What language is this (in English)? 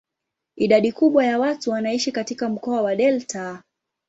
Swahili